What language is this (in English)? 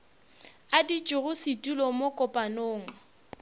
Northern Sotho